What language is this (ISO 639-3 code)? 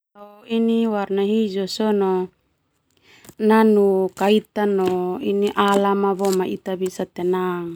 twu